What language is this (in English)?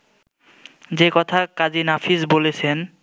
Bangla